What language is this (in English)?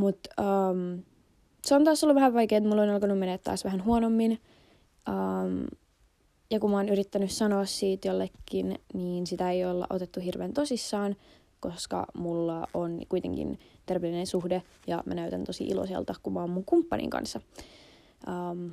Finnish